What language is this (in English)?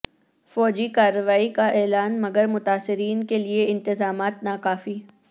Urdu